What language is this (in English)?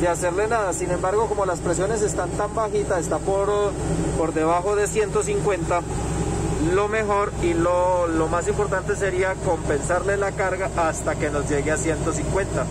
Spanish